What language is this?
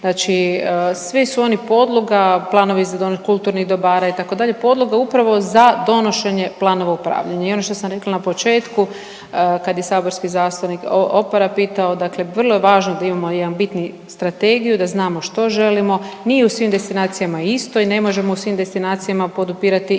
Croatian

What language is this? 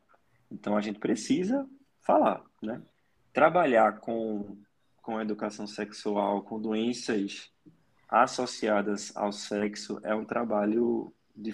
Portuguese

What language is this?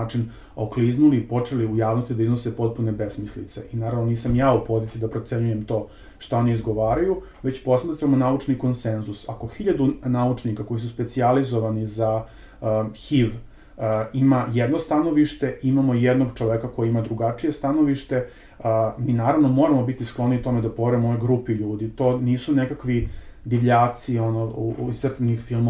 Croatian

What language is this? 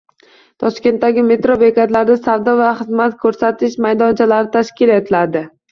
Uzbek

